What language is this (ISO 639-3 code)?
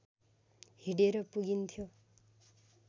nep